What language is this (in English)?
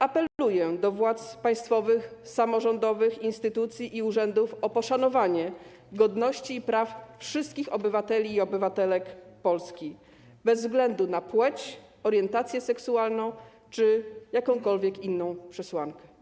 Polish